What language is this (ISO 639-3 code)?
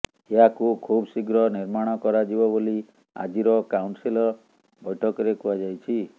ori